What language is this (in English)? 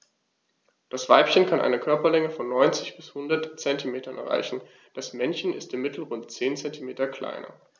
German